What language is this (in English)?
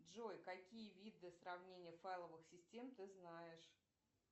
Russian